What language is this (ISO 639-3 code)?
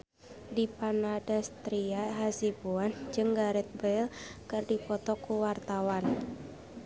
sun